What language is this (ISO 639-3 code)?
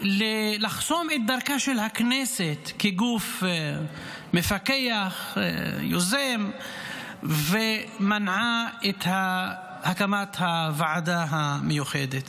heb